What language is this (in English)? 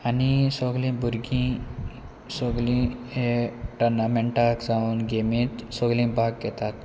Konkani